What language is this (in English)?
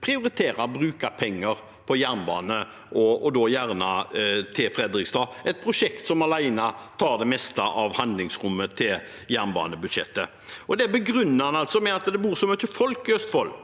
Norwegian